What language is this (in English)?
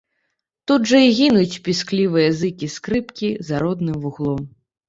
Belarusian